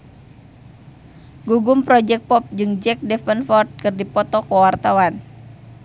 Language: Sundanese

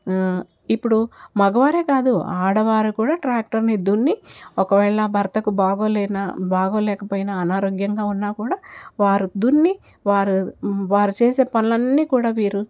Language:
Telugu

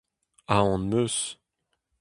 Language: Breton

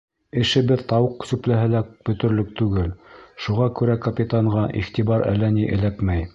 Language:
Bashkir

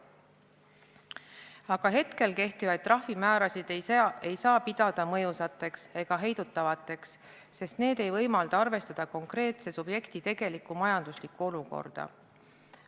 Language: Estonian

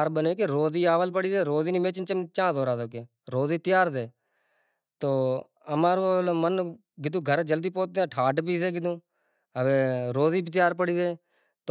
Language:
Kachi Koli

